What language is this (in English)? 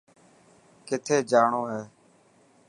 Dhatki